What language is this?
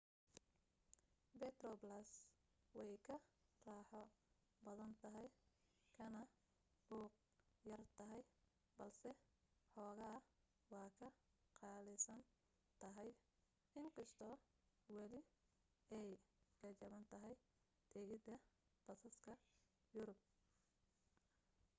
Somali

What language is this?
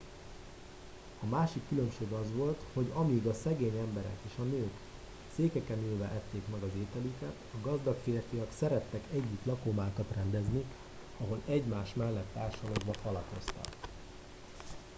Hungarian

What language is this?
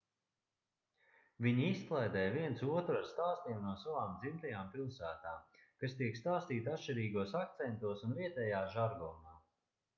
Latvian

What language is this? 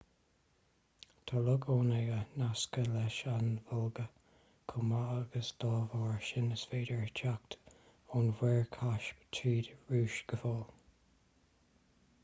Irish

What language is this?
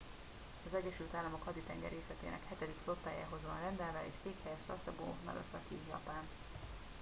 Hungarian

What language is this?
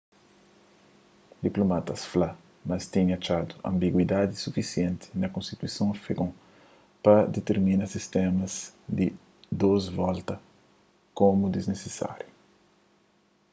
Kabuverdianu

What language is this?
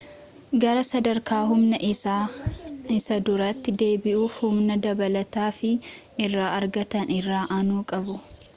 Oromo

